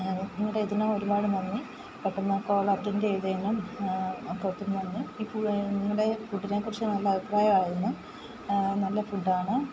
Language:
Malayalam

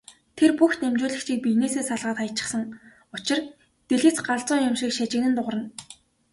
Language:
Mongolian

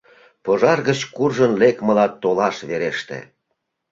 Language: Mari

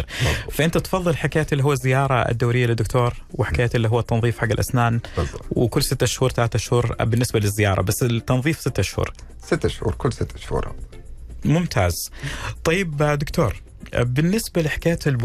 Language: Arabic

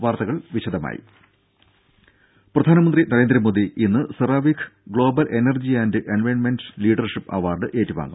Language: Malayalam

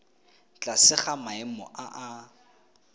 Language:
Tswana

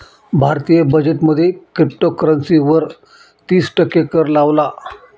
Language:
Marathi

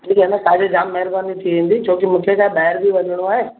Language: Sindhi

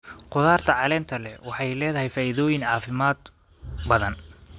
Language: Somali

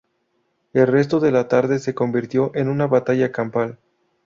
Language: Spanish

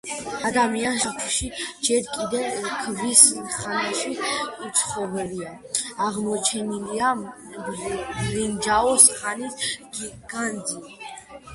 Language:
Georgian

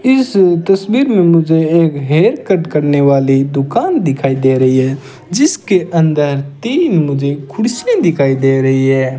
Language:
Hindi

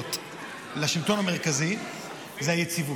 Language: Hebrew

